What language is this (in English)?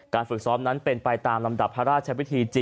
Thai